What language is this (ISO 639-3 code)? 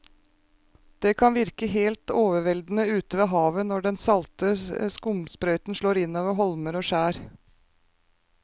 nor